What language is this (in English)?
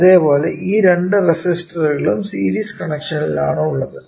Malayalam